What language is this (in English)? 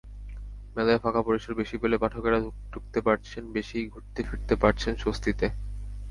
Bangla